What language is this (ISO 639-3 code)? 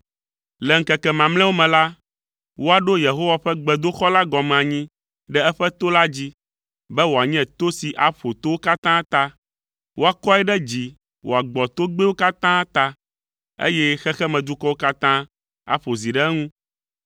ewe